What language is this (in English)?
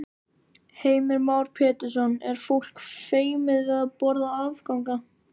Icelandic